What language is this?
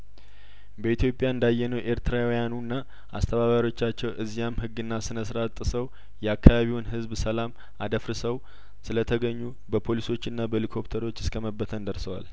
Amharic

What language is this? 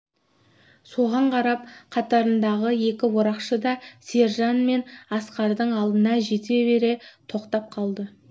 Kazakh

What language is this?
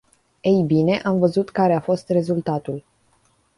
Romanian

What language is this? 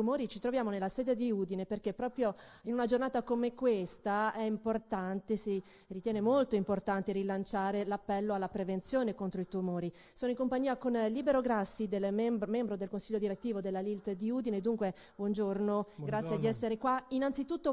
Italian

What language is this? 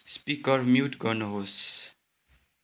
Nepali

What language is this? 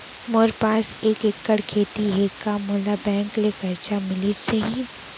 Chhattisgarhi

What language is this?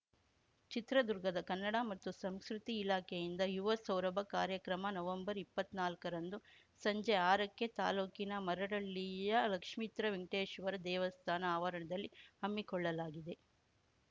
Kannada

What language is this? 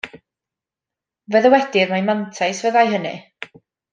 Welsh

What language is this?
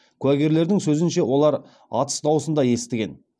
Kazakh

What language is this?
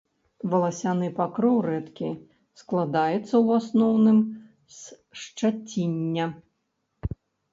Belarusian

